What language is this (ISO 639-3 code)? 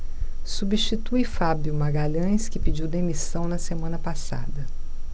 por